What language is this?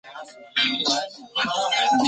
Chinese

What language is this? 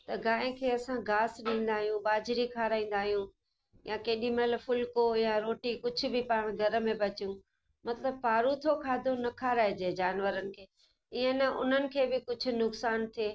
Sindhi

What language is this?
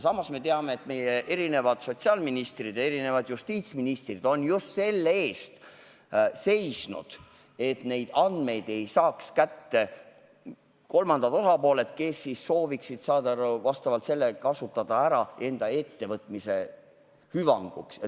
Estonian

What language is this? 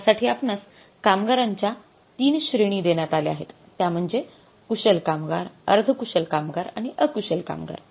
Marathi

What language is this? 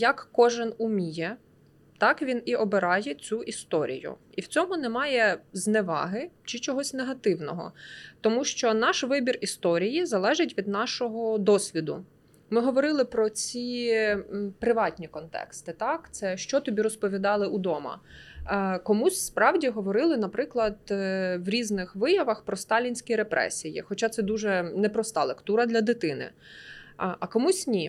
Ukrainian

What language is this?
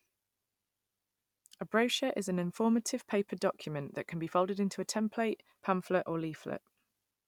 English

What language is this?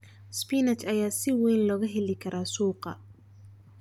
Somali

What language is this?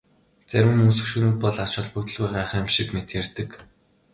Mongolian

